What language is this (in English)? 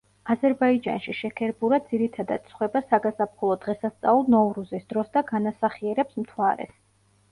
Georgian